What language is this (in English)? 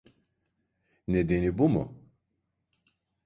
Turkish